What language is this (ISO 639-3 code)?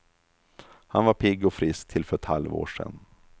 swe